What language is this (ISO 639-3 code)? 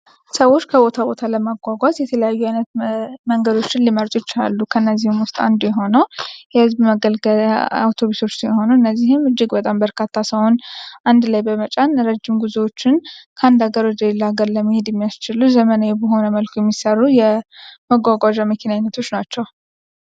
amh